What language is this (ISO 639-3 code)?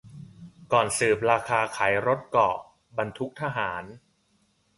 tha